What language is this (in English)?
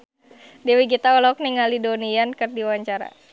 Sundanese